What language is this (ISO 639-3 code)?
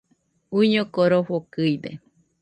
hux